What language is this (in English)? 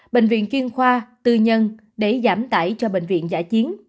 Vietnamese